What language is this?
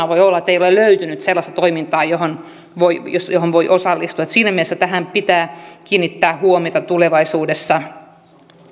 Finnish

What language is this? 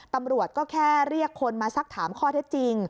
Thai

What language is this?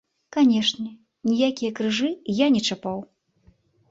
Belarusian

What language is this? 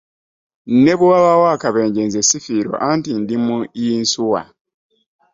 Ganda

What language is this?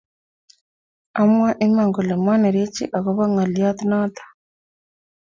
Kalenjin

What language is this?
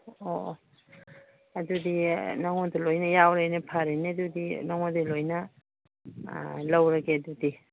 Manipuri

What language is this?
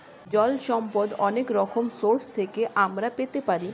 Bangla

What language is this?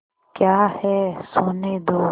Hindi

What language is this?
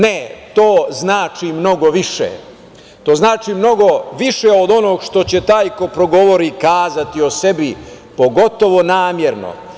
Serbian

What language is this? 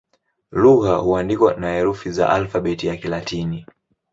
Swahili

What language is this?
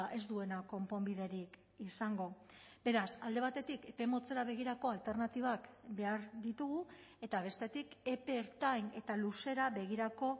Basque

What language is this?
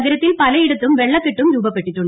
Malayalam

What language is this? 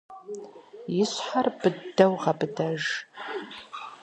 Kabardian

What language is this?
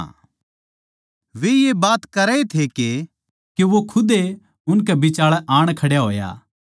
Haryanvi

